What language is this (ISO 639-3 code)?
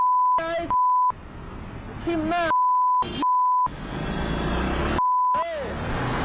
tha